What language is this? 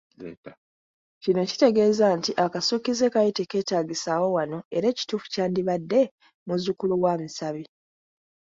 Ganda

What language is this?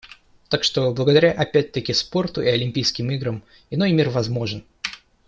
Russian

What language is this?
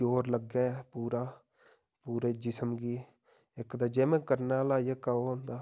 Dogri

